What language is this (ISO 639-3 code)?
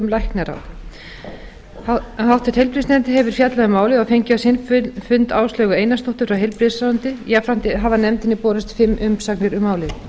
isl